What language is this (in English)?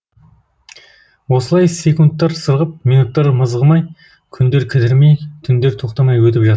Kazakh